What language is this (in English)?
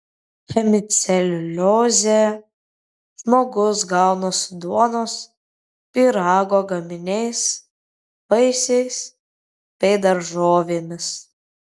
Lithuanian